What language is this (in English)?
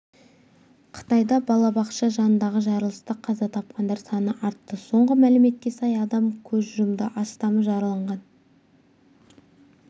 Kazakh